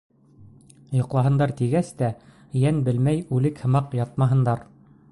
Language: Bashkir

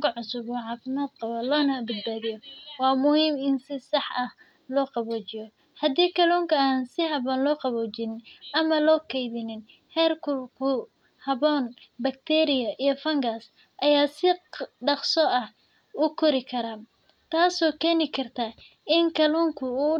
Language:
Somali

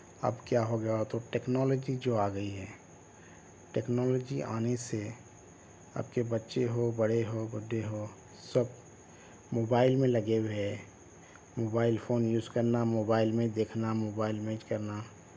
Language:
Urdu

